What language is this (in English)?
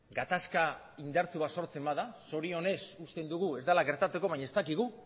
Basque